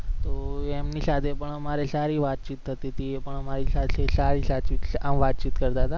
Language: Gujarati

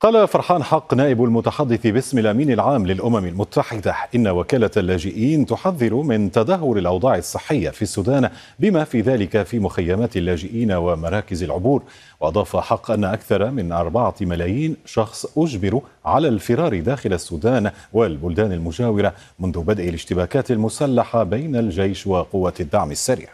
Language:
Arabic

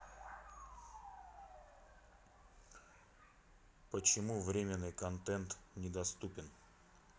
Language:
Russian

